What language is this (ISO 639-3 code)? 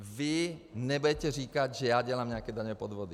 ces